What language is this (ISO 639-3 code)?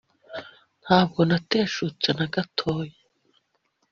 kin